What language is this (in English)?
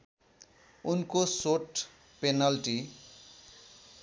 Nepali